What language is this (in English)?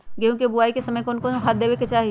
Magahi